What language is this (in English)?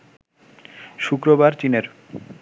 Bangla